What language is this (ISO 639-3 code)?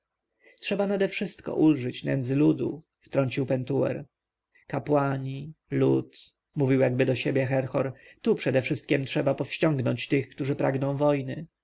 pol